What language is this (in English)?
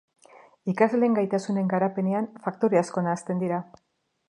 Basque